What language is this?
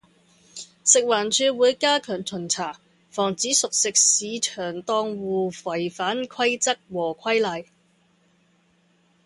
Cantonese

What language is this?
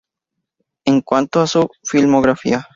Spanish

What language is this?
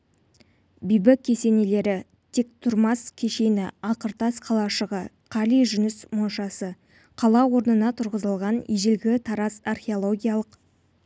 Kazakh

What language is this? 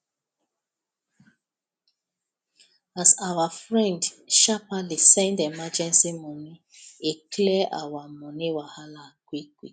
Nigerian Pidgin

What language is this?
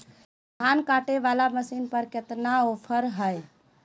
Magahi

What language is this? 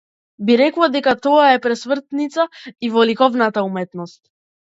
Macedonian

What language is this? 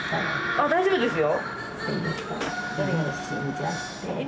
Japanese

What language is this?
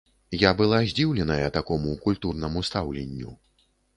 Belarusian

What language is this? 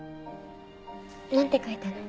Japanese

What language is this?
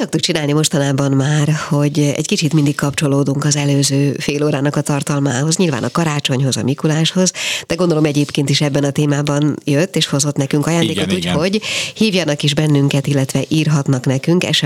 Hungarian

